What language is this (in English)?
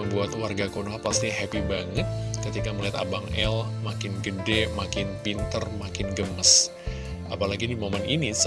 Indonesian